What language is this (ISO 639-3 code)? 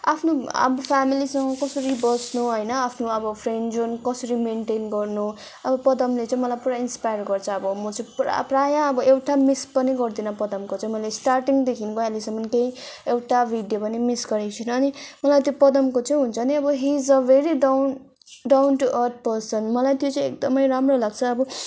nep